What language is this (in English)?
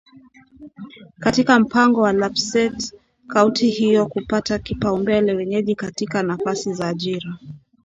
Swahili